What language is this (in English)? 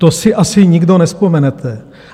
Czech